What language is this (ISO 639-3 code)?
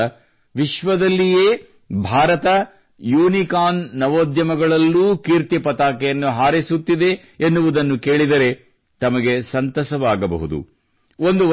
kan